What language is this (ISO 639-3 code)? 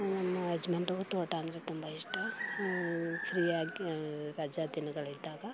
kan